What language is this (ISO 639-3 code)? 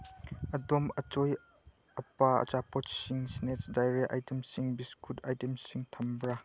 mni